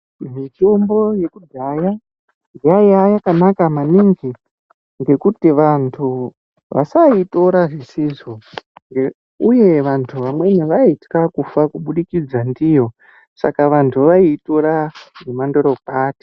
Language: Ndau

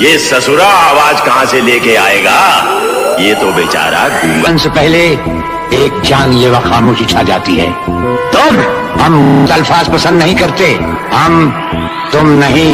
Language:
Hindi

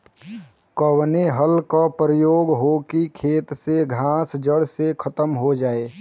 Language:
Bhojpuri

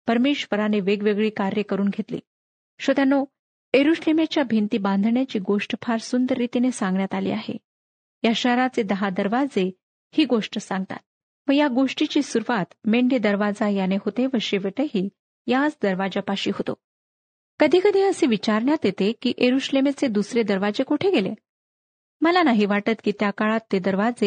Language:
Marathi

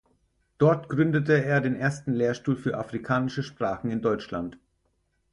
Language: German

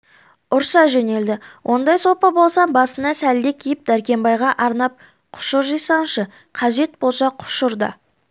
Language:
Kazakh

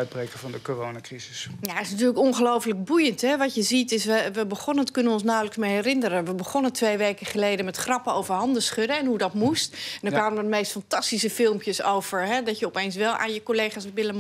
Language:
Dutch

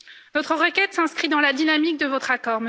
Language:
French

